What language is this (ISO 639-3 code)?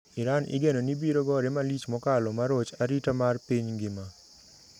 luo